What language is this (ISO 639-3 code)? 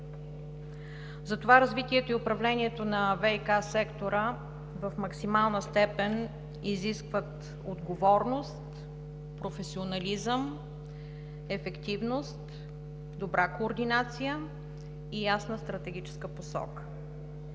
bul